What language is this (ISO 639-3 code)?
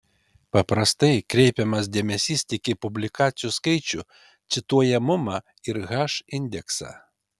lit